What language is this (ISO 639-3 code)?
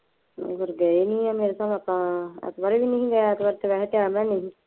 pan